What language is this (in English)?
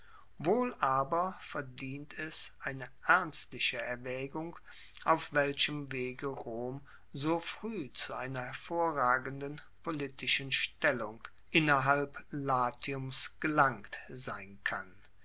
German